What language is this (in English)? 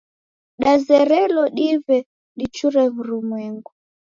Taita